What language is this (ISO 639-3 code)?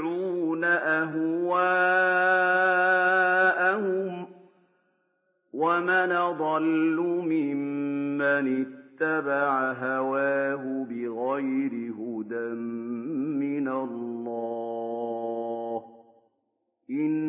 ara